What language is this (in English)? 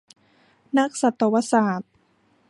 Thai